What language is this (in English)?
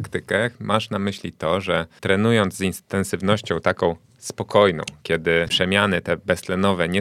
Polish